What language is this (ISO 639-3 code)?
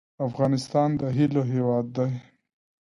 pus